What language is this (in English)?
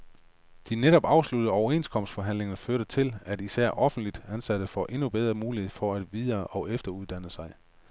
Danish